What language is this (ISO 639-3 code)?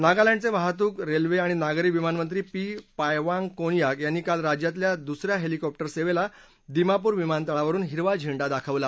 mar